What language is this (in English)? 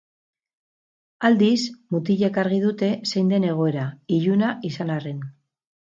Basque